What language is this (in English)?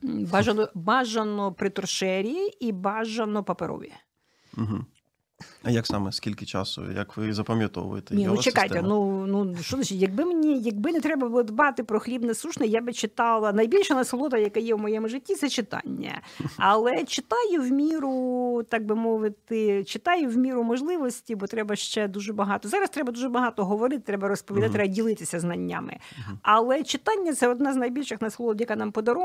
Ukrainian